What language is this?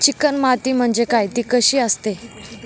Marathi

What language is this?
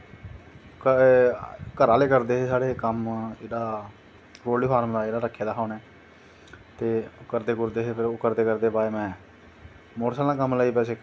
Dogri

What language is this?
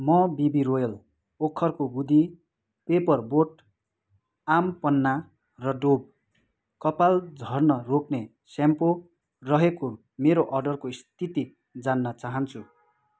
Nepali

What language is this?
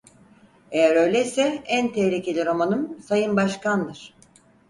Turkish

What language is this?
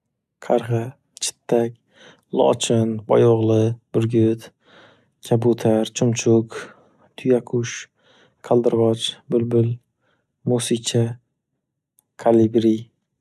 Uzbek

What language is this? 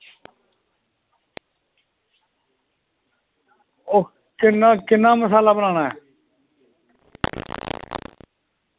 Dogri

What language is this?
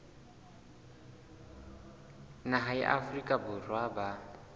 Southern Sotho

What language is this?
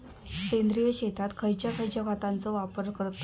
Marathi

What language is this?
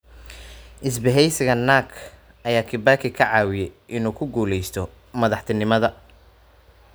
Somali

